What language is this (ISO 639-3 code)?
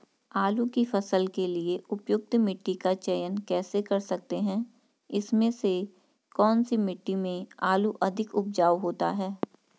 hin